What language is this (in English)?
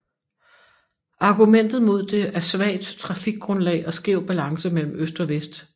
Danish